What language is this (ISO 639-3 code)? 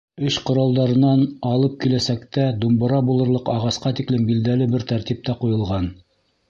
bak